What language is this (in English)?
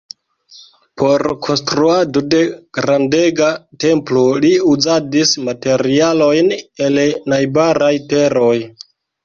Esperanto